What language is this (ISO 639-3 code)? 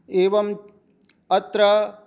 san